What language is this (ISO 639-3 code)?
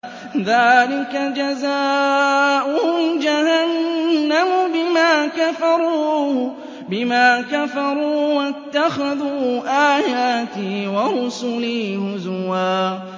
ara